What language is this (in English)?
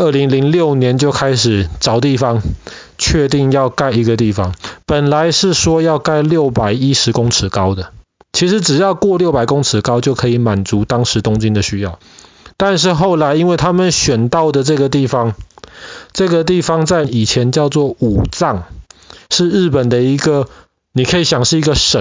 Chinese